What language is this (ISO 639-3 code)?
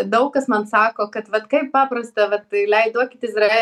lit